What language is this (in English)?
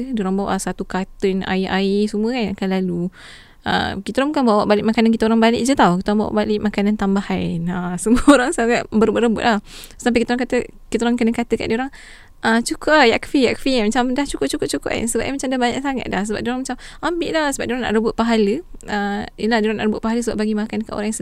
Malay